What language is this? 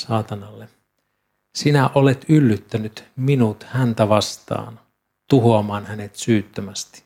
Finnish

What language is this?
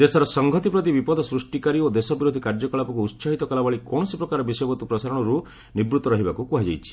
Odia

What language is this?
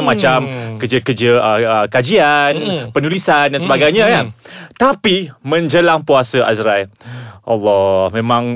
Malay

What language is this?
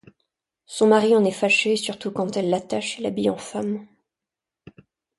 French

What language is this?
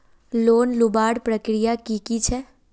Magahi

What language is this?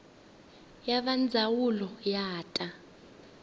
Tsonga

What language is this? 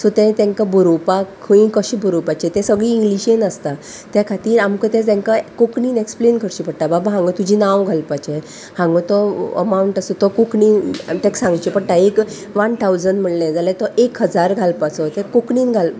Konkani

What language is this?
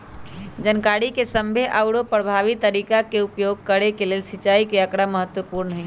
Magahi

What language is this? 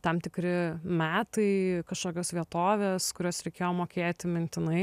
Lithuanian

